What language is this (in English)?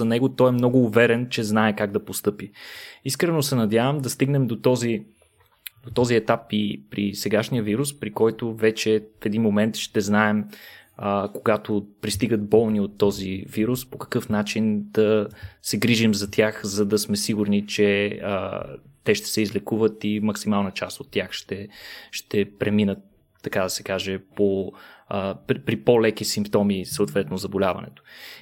Bulgarian